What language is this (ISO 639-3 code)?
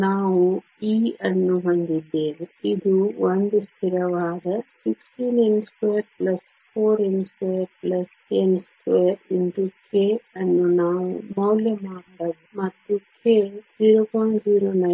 kan